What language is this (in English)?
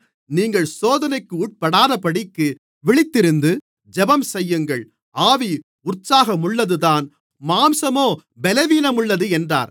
Tamil